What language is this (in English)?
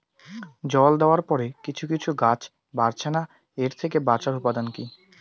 Bangla